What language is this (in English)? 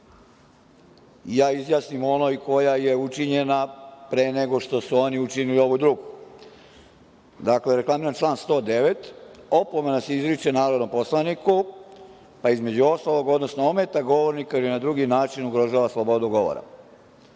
Serbian